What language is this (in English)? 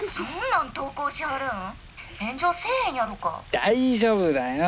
Japanese